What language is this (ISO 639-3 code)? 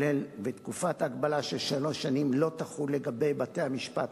heb